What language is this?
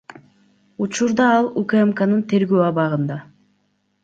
Kyrgyz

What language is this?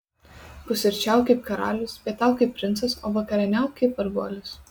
Lithuanian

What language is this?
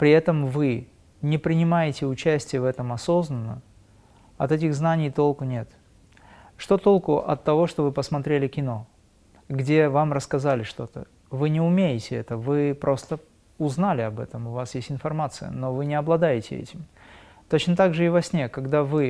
Russian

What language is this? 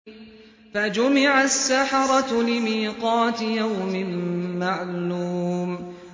Arabic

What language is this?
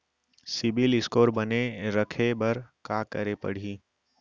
Chhattisgarhi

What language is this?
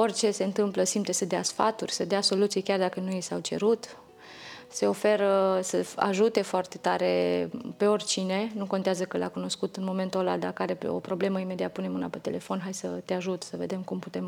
Romanian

